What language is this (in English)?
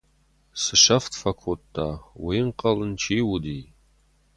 Ossetic